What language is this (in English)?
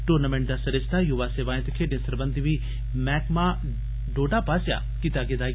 Dogri